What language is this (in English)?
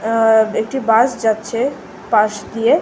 Bangla